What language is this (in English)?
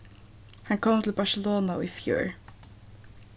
Faroese